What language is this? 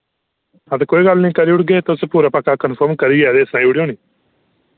Dogri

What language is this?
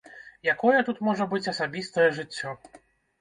Belarusian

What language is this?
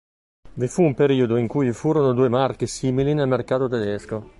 Italian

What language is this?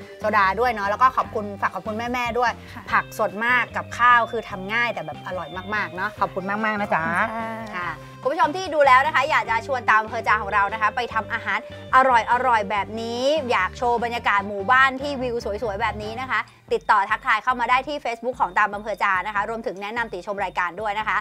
Thai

